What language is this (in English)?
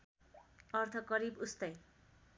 Nepali